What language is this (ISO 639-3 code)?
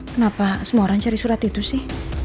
ind